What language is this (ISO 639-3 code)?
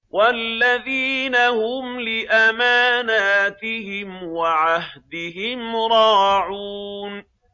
ara